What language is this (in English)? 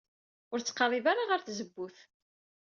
Kabyle